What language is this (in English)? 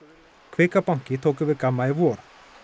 Icelandic